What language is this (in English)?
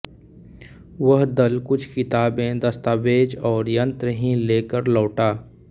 Hindi